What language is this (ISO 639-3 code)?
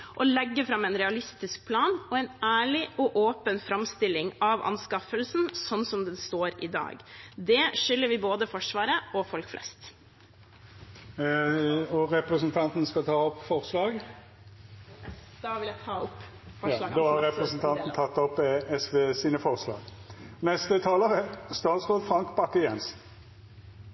nor